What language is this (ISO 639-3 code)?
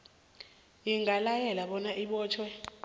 nbl